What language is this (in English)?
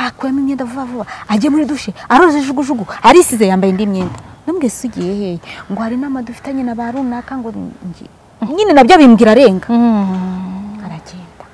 Romanian